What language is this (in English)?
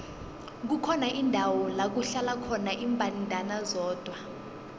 South Ndebele